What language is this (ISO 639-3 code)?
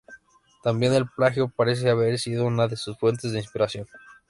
spa